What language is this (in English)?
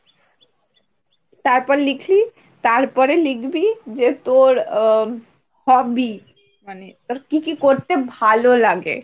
Bangla